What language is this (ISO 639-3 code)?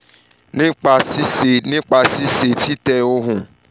yor